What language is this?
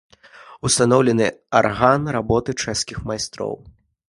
Belarusian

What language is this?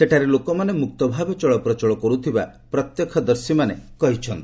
Odia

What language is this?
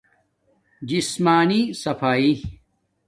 Domaaki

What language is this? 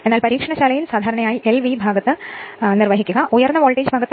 Malayalam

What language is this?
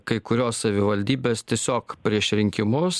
Lithuanian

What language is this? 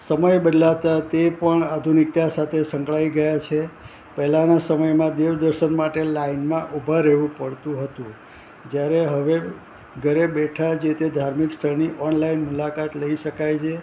Gujarati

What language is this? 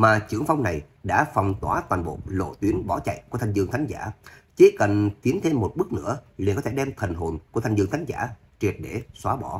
Vietnamese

